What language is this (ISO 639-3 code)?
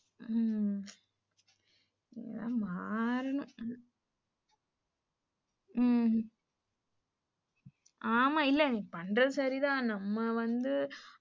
tam